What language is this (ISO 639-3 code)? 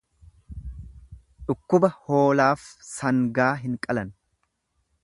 orm